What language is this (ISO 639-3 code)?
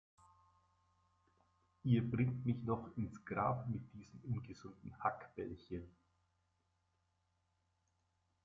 deu